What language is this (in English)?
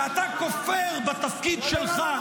Hebrew